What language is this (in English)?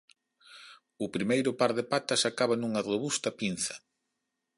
Galician